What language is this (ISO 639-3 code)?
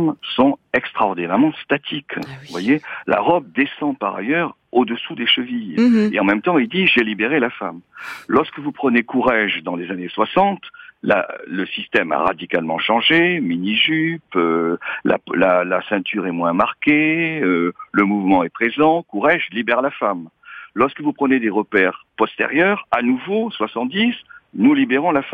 fra